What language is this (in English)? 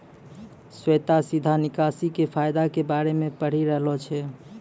Maithili